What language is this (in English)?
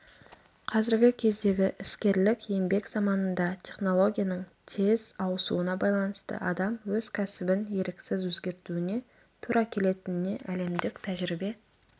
Kazakh